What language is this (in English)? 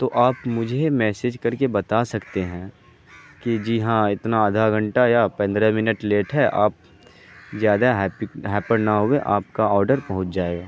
Urdu